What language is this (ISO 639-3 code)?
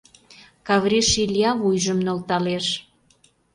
chm